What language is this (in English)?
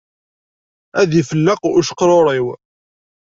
Kabyle